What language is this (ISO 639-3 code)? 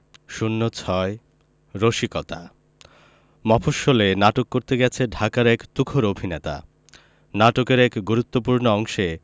ben